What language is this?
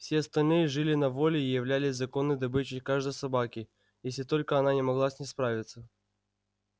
Russian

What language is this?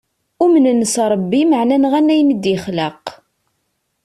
Kabyle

